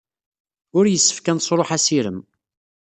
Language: Kabyle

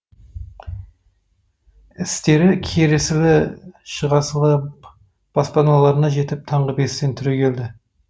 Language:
Kazakh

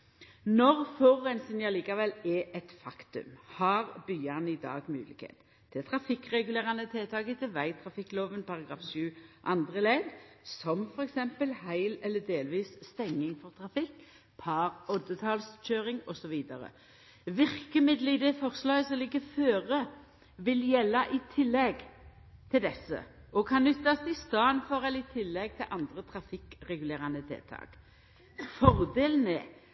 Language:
Norwegian Nynorsk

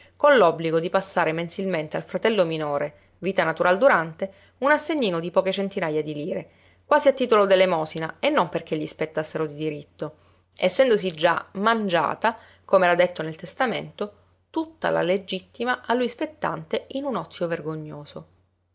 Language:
Italian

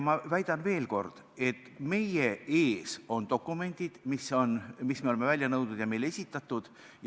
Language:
Estonian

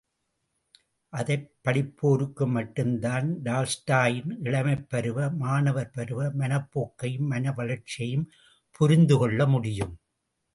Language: Tamil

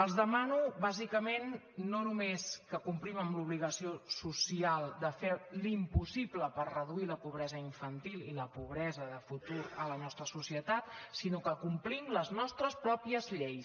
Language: Catalan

